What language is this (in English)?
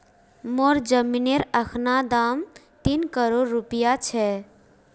Magahi